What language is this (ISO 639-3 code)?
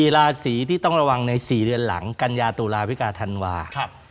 tha